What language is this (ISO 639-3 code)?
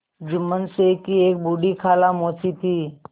hin